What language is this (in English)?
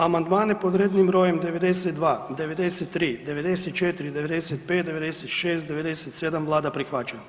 Croatian